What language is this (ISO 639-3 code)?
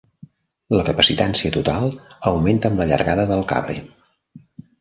cat